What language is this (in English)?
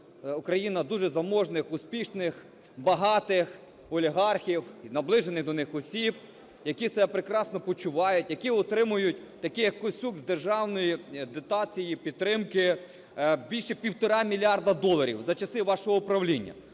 Ukrainian